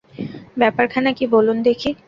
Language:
Bangla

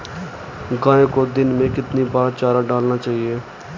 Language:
Hindi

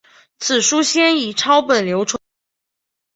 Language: Chinese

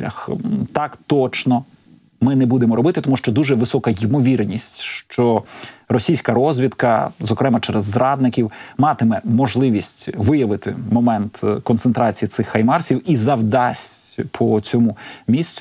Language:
Ukrainian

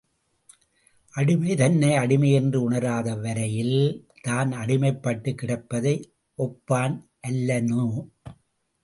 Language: Tamil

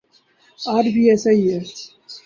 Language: Urdu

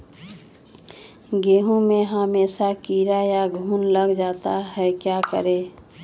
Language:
Magahi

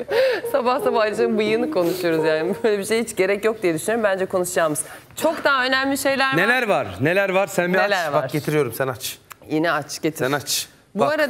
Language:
Turkish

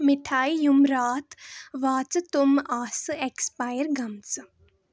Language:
Kashmiri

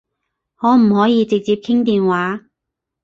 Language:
Cantonese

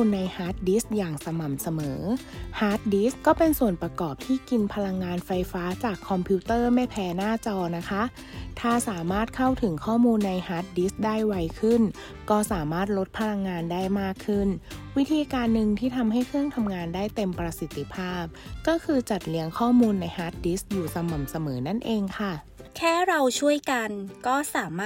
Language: Thai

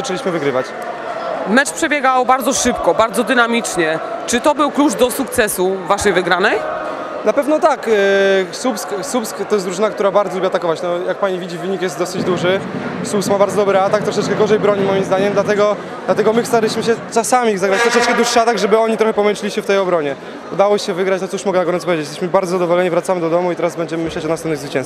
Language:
Polish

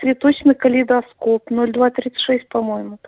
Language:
Russian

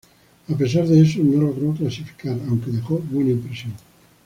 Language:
Spanish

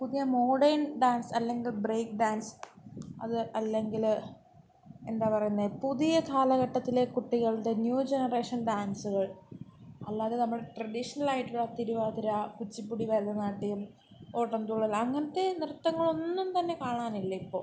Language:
Malayalam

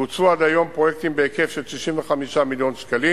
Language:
Hebrew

